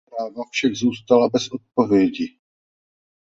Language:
Czech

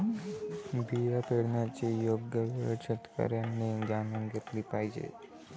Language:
Marathi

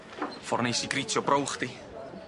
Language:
Welsh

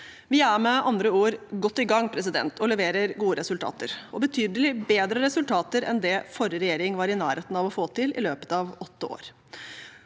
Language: Norwegian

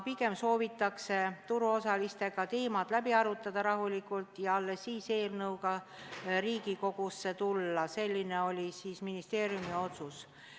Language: Estonian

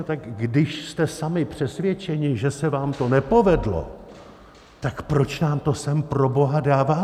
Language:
Czech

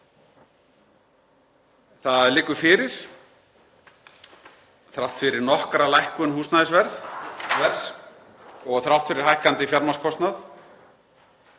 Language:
Icelandic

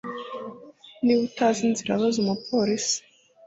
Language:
Kinyarwanda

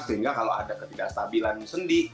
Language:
Indonesian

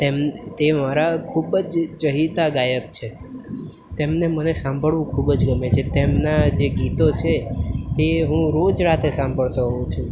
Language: Gujarati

